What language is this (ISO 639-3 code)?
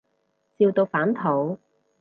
yue